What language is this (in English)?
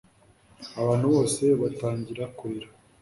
Kinyarwanda